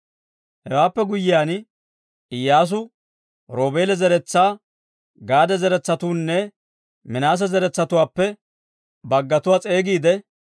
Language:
Dawro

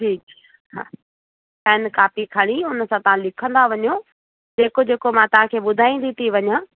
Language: Sindhi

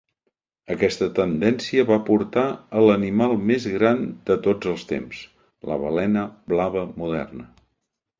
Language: Catalan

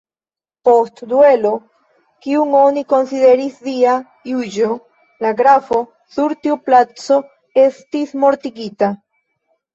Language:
Esperanto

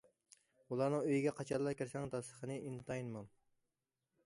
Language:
Uyghur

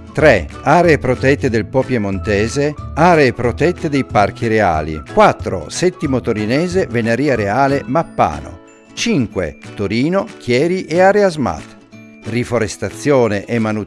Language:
Italian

